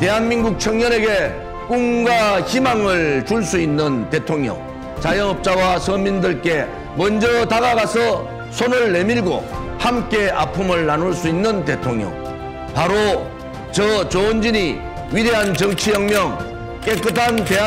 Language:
Korean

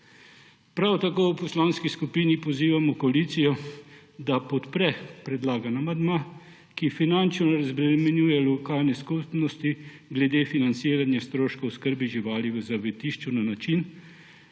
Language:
Slovenian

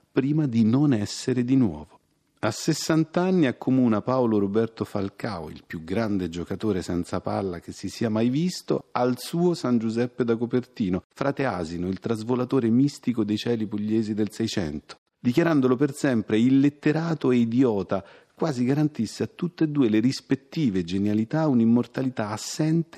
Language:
Italian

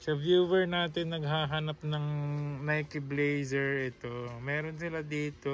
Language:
Filipino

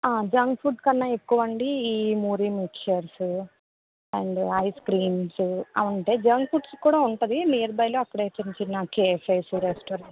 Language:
Telugu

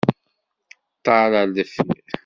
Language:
Kabyle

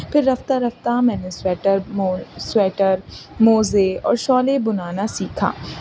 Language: Urdu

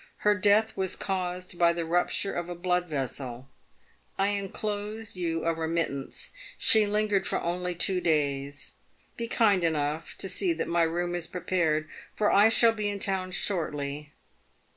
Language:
English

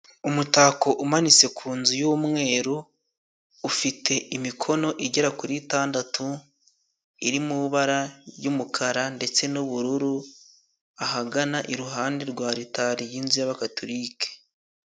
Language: Kinyarwanda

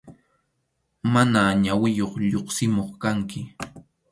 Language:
Arequipa-La Unión Quechua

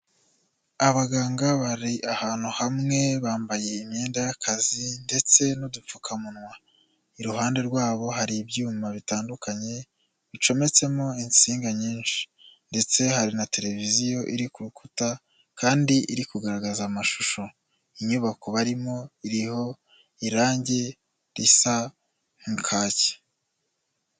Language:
Kinyarwanda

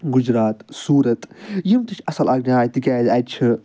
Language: Kashmiri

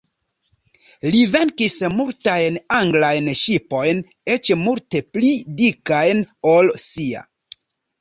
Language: Esperanto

